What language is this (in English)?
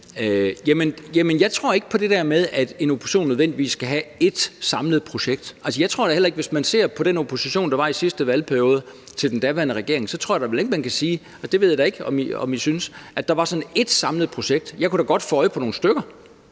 Danish